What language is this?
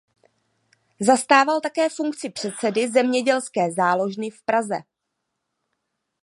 Czech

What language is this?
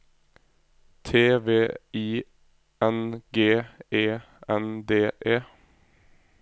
Norwegian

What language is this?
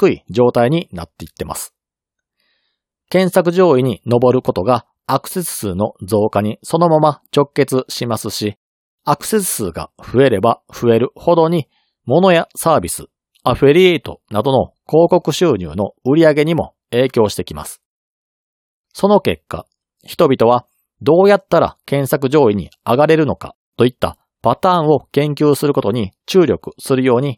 Japanese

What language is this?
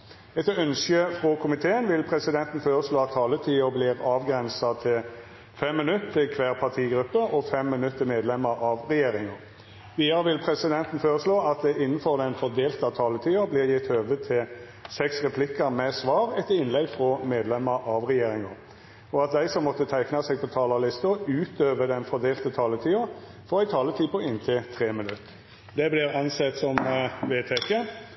Norwegian Nynorsk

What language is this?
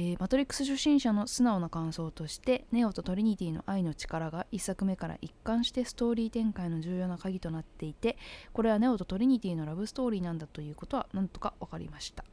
Japanese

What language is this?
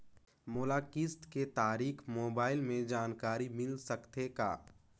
Chhattisgarhi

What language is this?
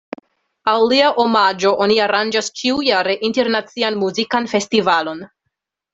Esperanto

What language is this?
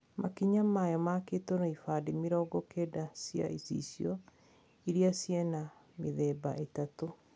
Kikuyu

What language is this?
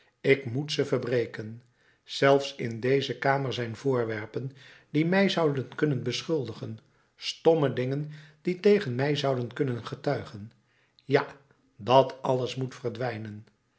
Dutch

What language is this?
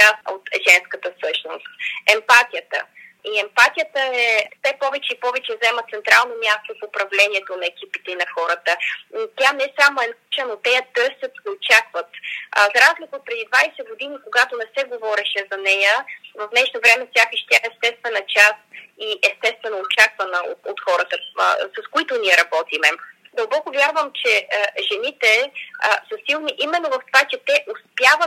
Bulgarian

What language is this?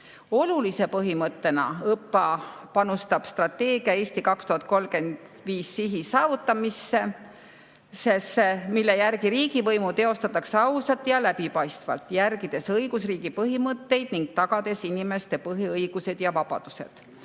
Estonian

